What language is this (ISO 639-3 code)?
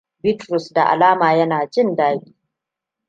hau